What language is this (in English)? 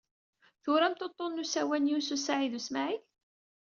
Kabyle